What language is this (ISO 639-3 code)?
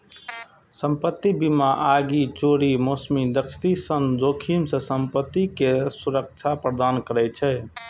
mai